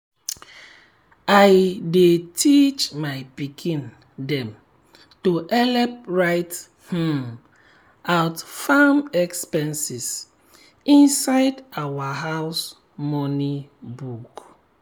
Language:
Nigerian Pidgin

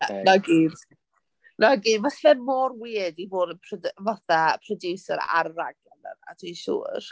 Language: Welsh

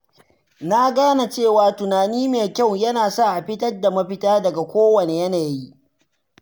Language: Hausa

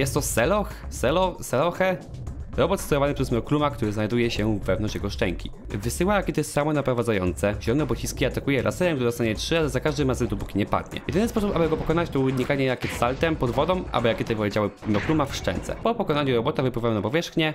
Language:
Polish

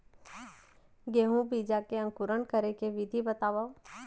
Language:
Chhattisgarhi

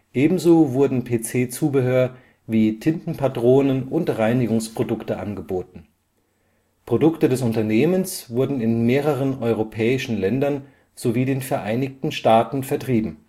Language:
German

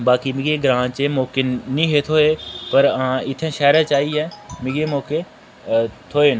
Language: Dogri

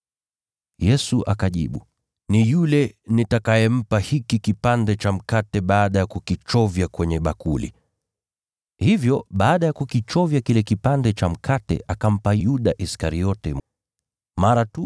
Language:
Swahili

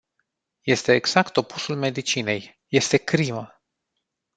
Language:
Romanian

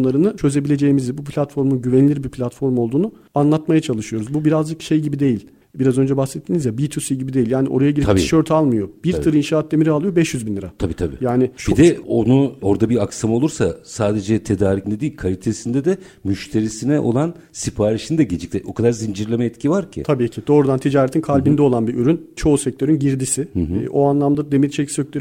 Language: Turkish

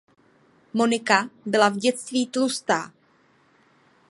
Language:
Czech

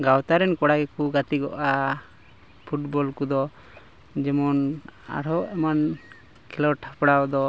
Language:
Santali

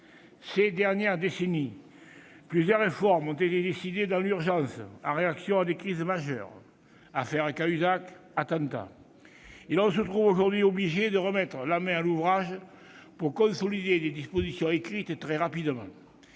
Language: French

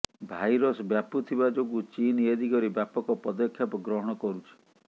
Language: Odia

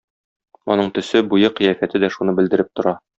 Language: Tatar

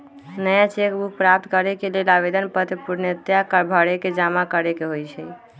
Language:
Magahi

